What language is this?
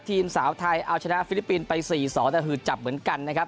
Thai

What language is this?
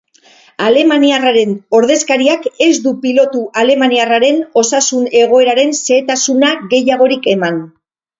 Basque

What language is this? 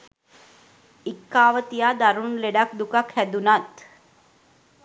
Sinhala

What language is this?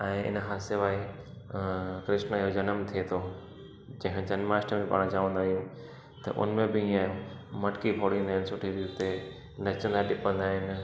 Sindhi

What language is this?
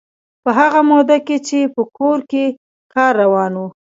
Pashto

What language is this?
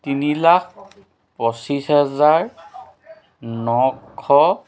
Assamese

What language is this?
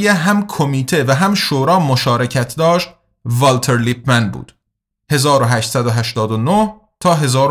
Persian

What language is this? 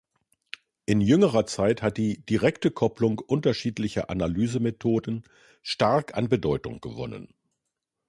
German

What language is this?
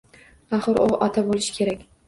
Uzbek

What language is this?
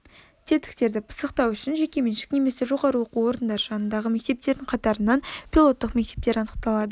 Kazakh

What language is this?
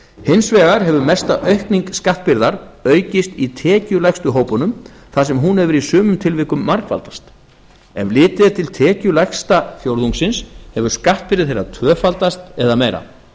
Icelandic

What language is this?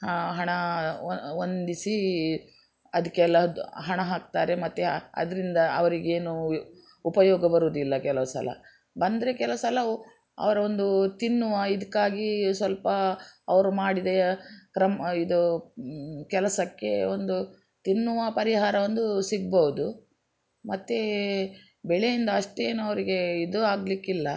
Kannada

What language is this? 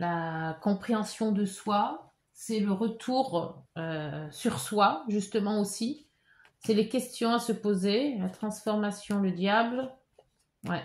French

